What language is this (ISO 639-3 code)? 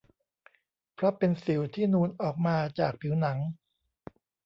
tha